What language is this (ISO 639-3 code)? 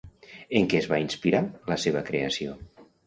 cat